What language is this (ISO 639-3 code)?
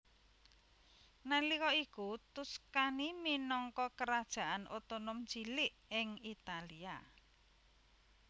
jav